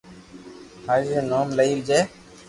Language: Loarki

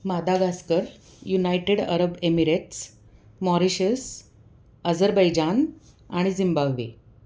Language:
Marathi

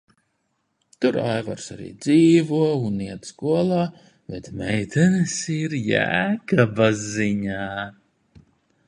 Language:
Latvian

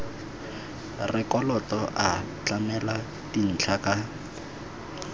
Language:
Tswana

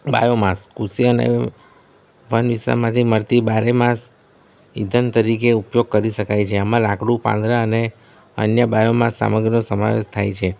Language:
Gujarati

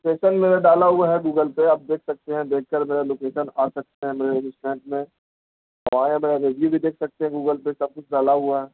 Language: Urdu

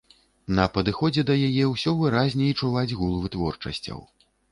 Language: Belarusian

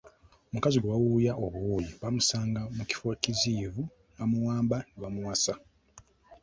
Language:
Ganda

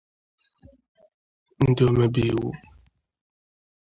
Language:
Igbo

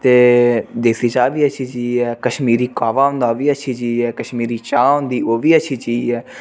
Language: Dogri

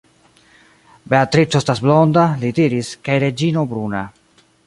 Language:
Esperanto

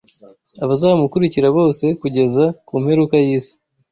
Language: Kinyarwanda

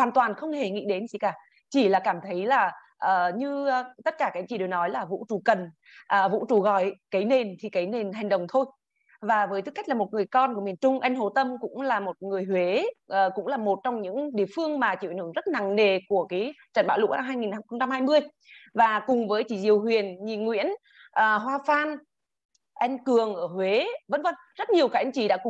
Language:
Vietnamese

